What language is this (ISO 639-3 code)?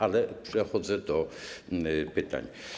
pol